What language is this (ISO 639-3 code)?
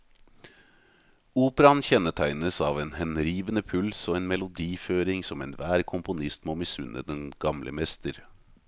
nor